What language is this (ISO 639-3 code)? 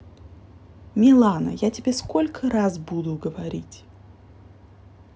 rus